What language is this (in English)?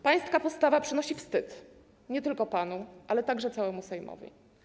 Polish